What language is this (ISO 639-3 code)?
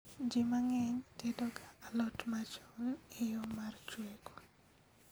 luo